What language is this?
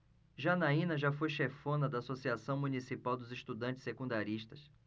Portuguese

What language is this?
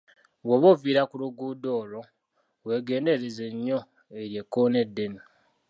Ganda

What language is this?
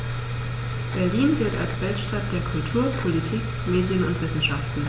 German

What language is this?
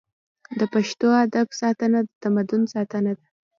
Pashto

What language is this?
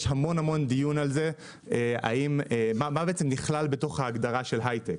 Hebrew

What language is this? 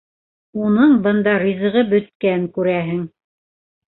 Bashkir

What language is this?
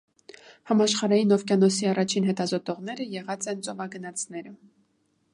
Armenian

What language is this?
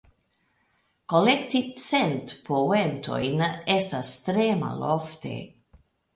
Esperanto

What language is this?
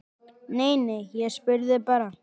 Icelandic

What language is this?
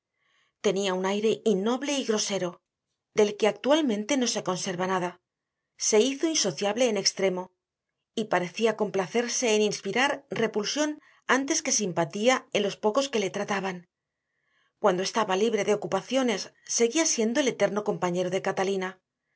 Spanish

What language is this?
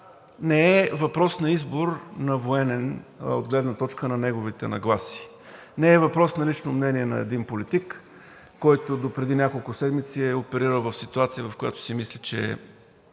Bulgarian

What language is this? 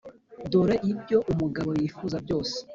Kinyarwanda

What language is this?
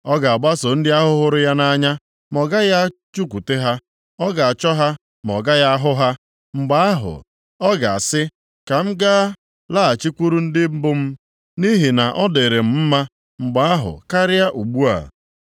Igbo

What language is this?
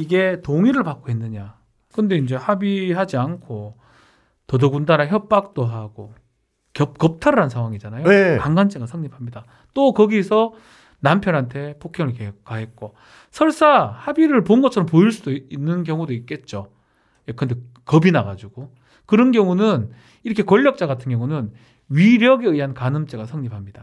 Korean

